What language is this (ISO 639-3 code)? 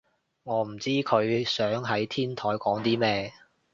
yue